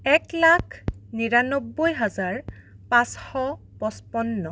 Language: Assamese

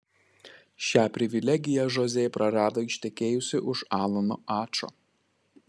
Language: Lithuanian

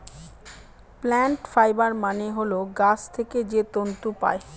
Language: Bangla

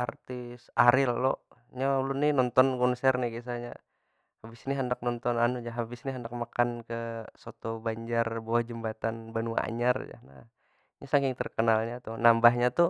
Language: Banjar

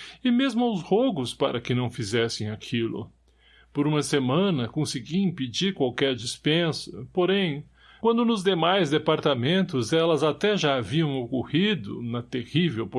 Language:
Portuguese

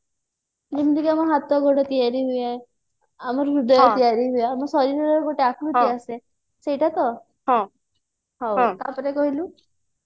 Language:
Odia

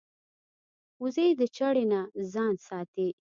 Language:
Pashto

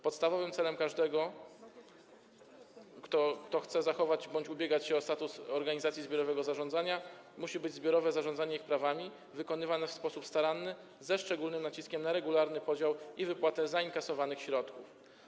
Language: Polish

